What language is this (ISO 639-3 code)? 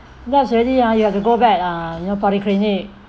eng